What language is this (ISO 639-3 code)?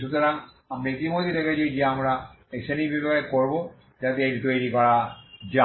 ben